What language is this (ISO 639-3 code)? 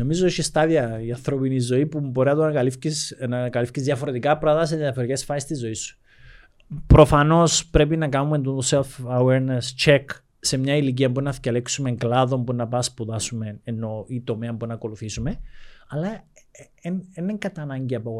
ell